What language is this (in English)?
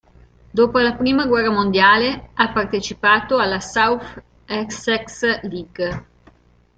Italian